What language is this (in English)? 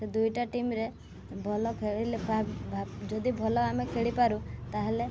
Odia